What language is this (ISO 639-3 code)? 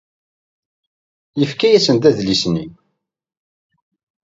kab